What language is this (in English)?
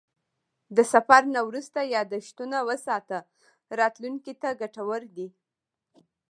Pashto